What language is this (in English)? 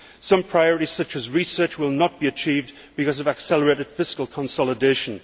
English